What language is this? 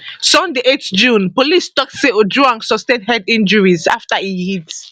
Nigerian Pidgin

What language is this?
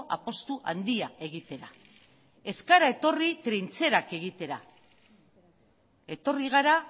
Basque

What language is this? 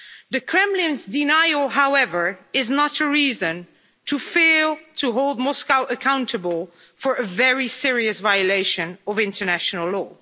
English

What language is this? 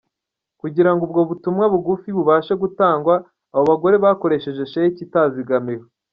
Kinyarwanda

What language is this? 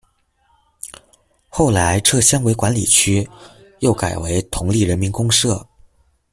Chinese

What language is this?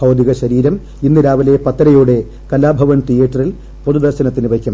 Malayalam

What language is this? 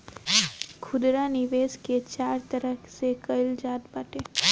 Bhojpuri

